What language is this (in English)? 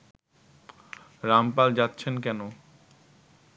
Bangla